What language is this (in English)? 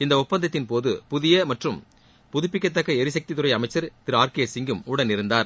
Tamil